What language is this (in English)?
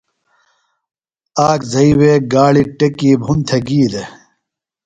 Phalura